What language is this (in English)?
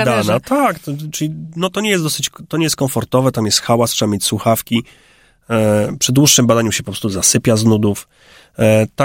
Polish